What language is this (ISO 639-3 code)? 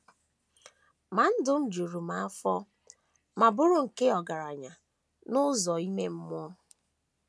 ibo